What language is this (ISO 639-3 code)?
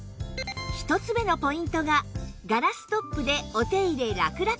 jpn